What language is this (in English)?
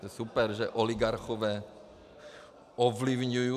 Czech